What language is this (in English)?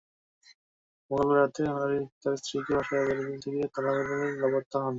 Bangla